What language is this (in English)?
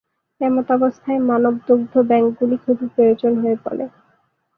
Bangla